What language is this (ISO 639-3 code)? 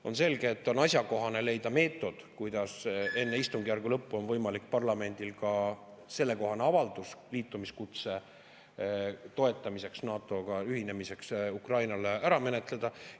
est